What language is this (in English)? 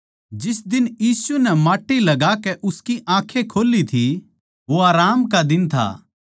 Haryanvi